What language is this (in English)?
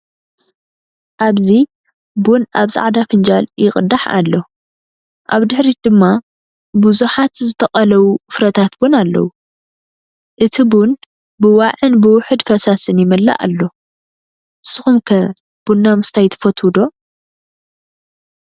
Tigrinya